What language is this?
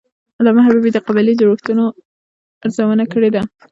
Pashto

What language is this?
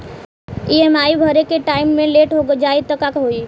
Bhojpuri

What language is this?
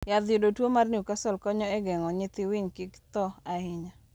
Luo (Kenya and Tanzania)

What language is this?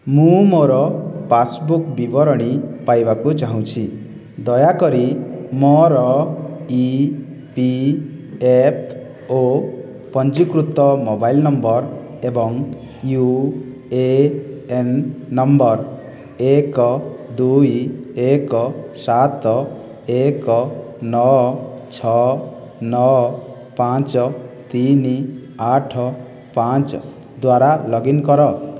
Odia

